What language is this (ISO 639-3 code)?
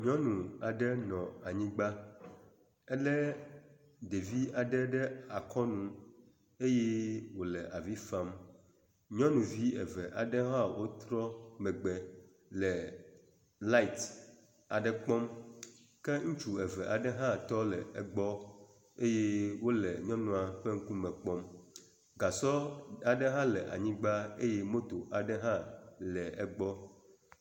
ewe